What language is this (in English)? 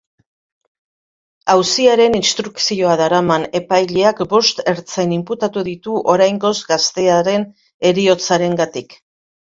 Basque